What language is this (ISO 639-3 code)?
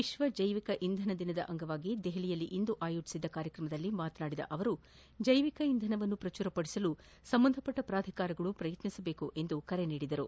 kan